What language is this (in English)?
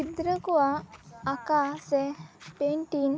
Santali